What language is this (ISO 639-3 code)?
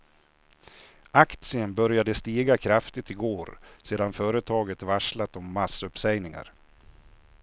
swe